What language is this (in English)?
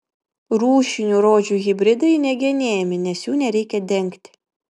Lithuanian